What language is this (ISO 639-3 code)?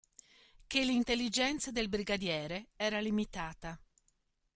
ita